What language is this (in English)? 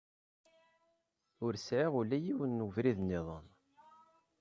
Kabyle